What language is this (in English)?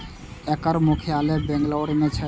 Maithili